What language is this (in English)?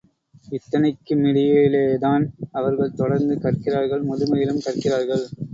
Tamil